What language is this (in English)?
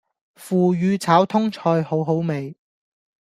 Cantonese